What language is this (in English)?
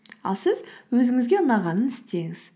Kazakh